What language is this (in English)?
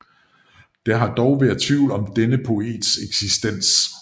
Danish